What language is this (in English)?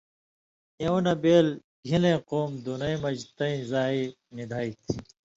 Indus Kohistani